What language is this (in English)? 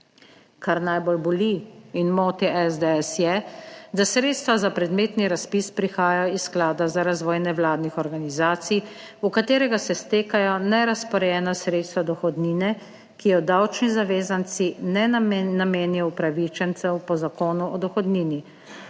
Slovenian